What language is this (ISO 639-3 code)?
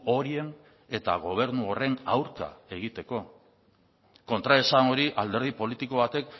eus